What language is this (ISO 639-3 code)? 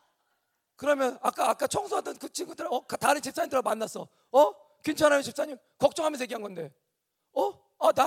kor